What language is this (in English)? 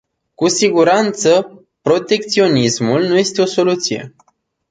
Romanian